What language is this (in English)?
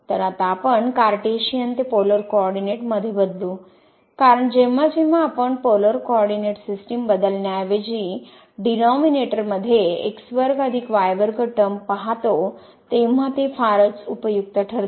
Marathi